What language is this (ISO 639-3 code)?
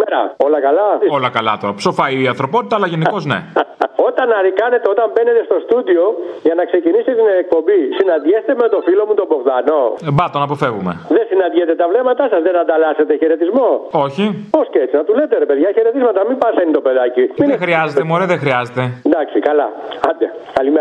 ell